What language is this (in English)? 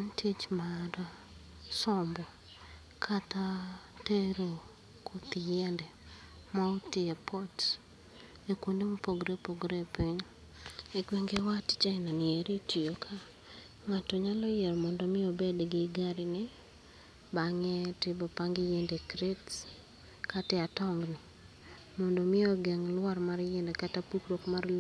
Luo (Kenya and Tanzania)